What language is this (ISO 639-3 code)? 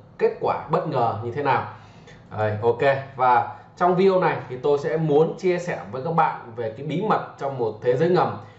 vie